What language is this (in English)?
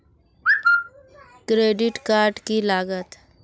Magahi